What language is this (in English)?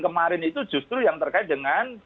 Indonesian